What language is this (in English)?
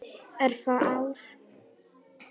Icelandic